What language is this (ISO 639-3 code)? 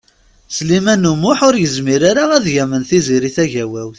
kab